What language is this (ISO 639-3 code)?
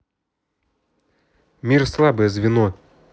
rus